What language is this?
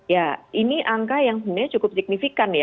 Indonesian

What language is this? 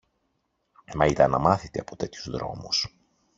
Greek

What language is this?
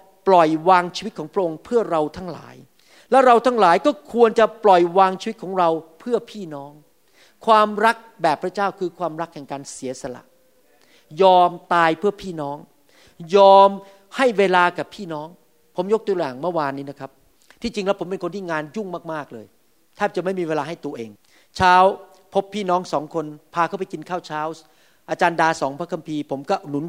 Thai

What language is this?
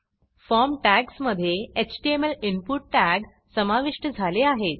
Marathi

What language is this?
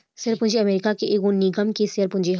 Bhojpuri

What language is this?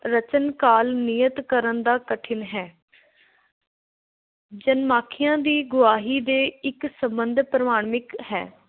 Punjabi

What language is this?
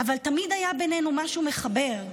Hebrew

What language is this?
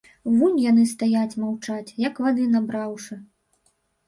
Belarusian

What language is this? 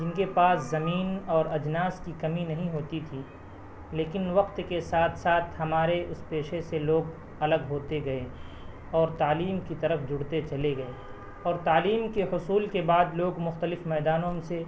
Urdu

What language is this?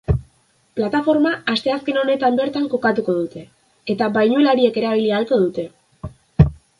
Basque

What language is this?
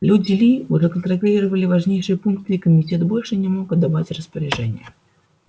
Russian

